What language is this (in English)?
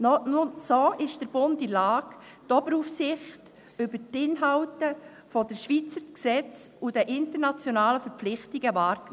Swiss German